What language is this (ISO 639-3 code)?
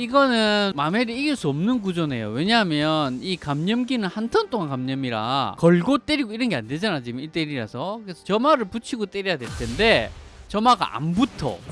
kor